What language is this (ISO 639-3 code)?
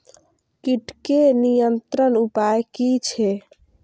mai